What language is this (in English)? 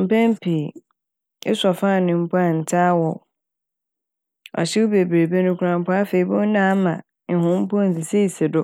Akan